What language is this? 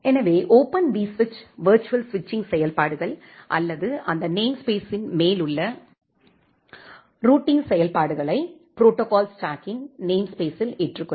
Tamil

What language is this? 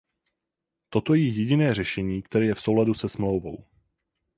Czech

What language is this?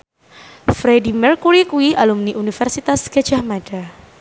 Javanese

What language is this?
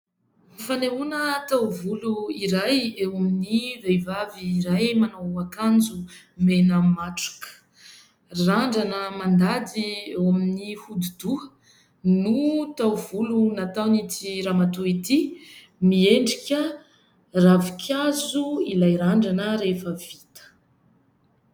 Malagasy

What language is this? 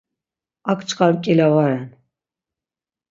Laz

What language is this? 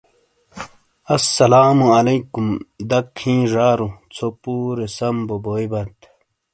Shina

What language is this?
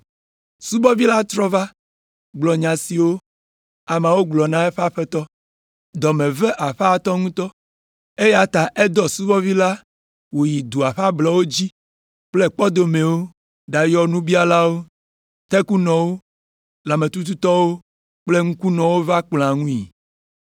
Ewe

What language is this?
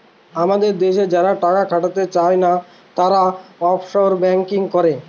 Bangla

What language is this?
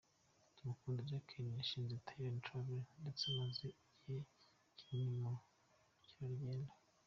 Kinyarwanda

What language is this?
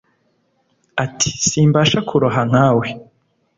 Kinyarwanda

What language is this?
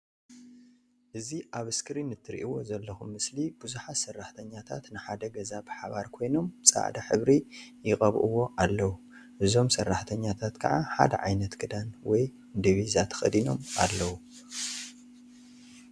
Tigrinya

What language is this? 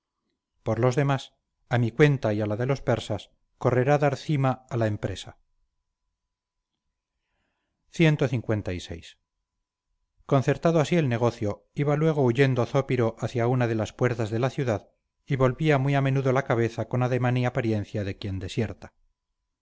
Spanish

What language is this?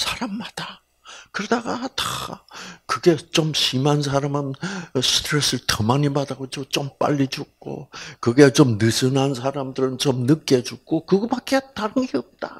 Korean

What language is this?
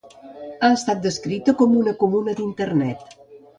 Catalan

